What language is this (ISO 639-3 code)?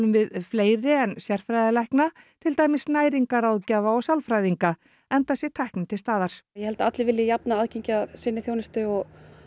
isl